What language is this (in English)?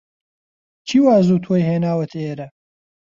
Central Kurdish